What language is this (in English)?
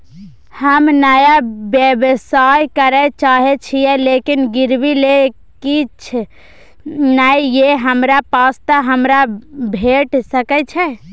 Maithili